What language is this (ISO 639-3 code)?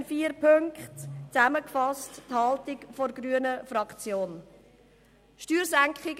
gsw